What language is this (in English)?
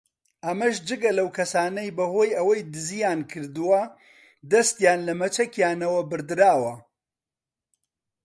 Central Kurdish